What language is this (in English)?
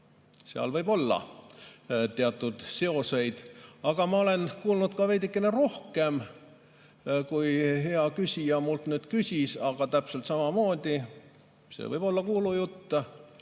Estonian